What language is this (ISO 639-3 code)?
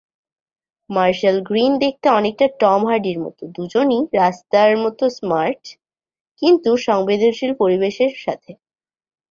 ben